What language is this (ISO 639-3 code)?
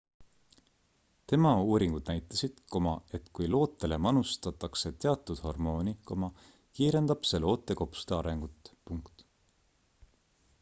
est